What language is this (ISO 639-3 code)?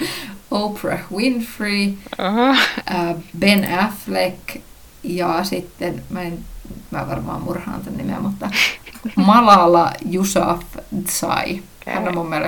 fin